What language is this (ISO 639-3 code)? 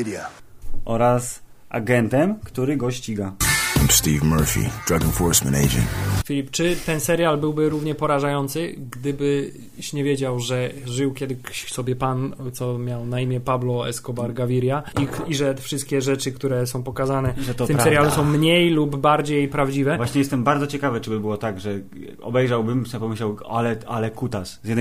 pol